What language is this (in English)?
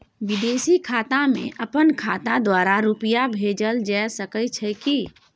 Maithili